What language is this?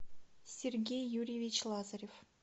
Russian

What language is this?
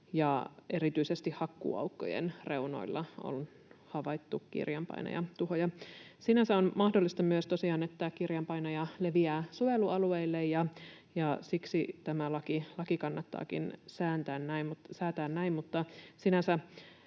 Finnish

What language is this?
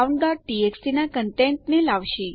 Gujarati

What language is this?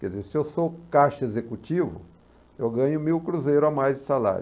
Portuguese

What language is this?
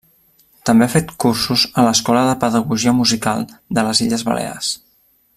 Catalan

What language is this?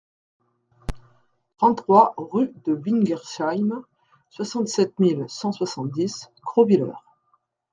French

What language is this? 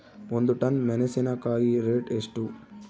Kannada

